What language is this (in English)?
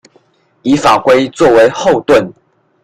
Chinese